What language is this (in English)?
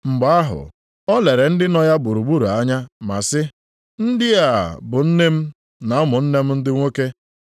Igbo